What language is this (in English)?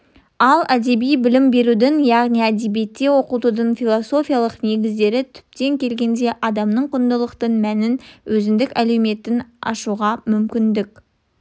Kazakh